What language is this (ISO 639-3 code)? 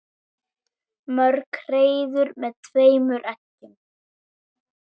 isl